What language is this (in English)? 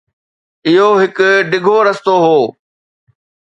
Sindhi